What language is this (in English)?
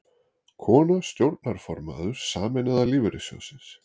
Icelandic